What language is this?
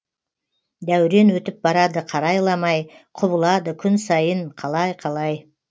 Kazakh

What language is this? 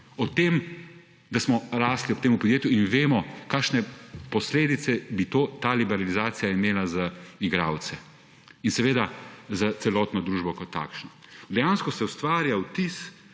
Slovenian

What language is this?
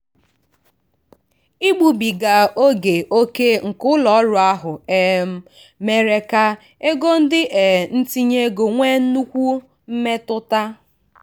Igbo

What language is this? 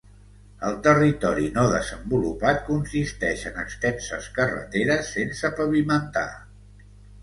Catalan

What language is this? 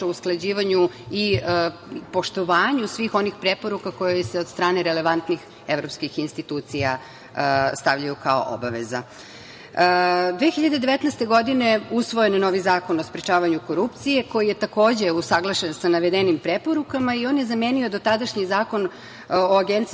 Serbian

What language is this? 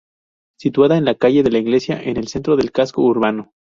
Spanish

